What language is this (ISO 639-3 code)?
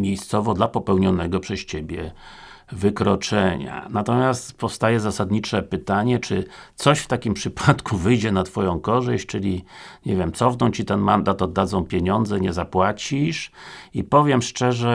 pol